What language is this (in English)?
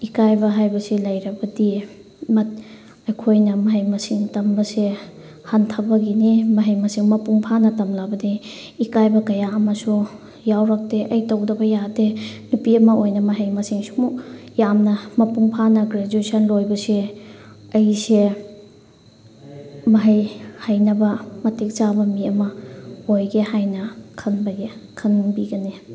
Manipuri